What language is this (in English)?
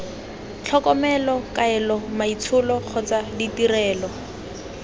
Tswana